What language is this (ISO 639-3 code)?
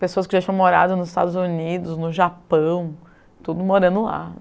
por